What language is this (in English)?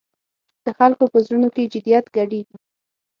Pashto